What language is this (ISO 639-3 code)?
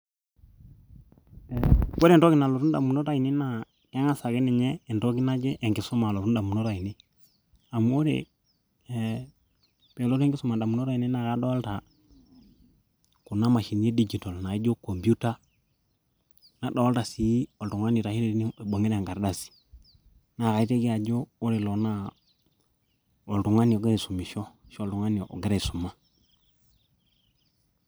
mas